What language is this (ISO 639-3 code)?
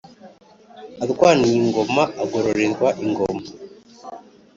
kin